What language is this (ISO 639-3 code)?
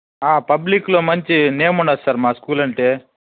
tel